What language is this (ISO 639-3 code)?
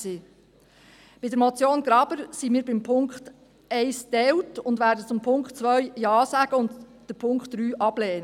gsw